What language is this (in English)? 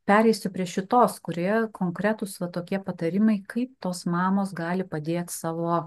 Lithuanian